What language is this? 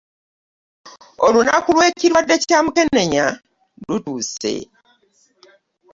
Ganda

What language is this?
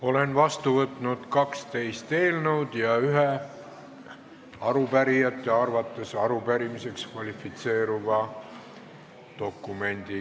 Estonian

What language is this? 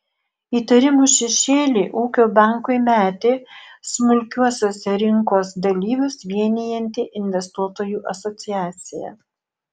Lithuanian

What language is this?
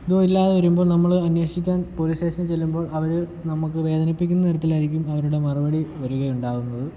Malayalam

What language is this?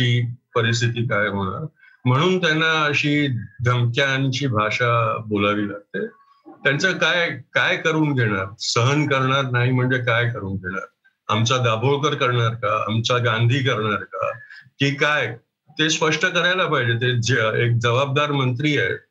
Marathi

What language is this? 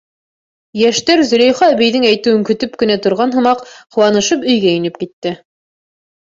Bashkir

